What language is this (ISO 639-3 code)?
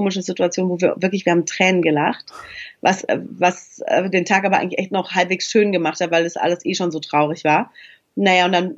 deu